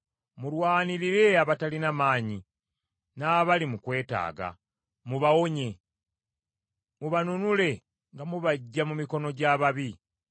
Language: Ganda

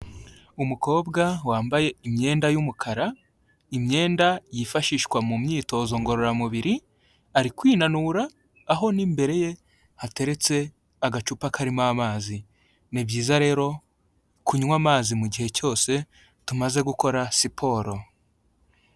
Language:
Kinyarwanda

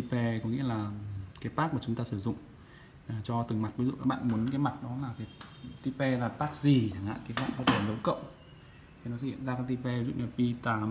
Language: Vietnamese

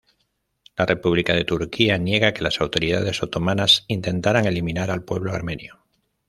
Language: Spanish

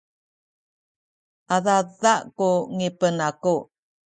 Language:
Sakizaya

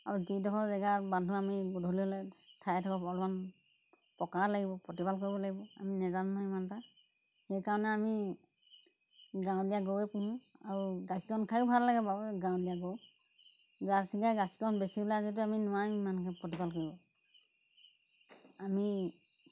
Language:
Assamese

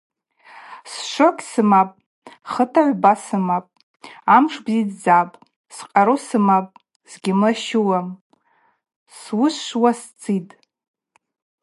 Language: Abaza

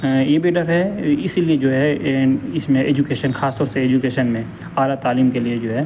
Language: Urdu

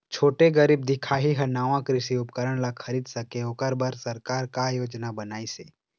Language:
Chhattisgarhi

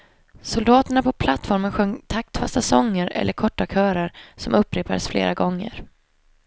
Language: Swedish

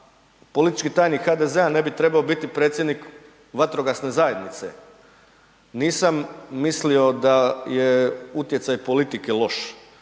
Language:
Croatian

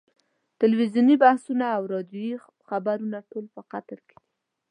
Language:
Pashto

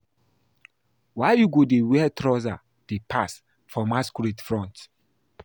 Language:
Nigerian Pidgin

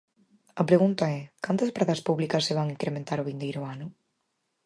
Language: Galician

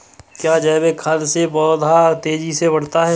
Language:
Hindi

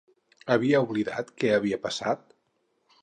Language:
Catalan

